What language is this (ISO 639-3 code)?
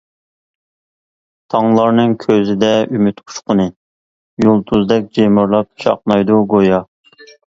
uig